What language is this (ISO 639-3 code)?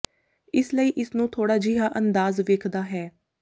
pan